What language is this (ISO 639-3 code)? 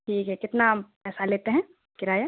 urd